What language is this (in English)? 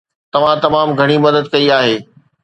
Sindhi